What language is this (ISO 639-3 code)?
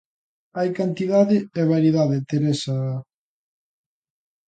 glg